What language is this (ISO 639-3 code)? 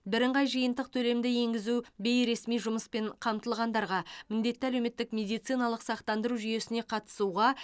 kaz